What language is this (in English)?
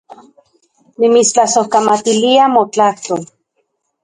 Central Puebla Nahuatl